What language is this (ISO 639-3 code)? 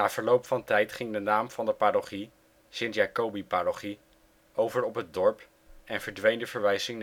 nld